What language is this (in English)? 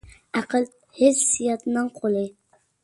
Uyghur